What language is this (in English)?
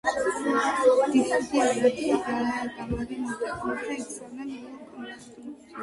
Georgian